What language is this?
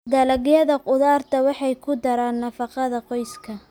Somali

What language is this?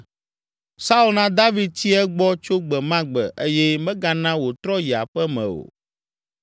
Ewe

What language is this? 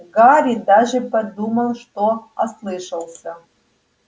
Russian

